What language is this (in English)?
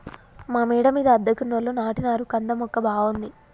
Telugu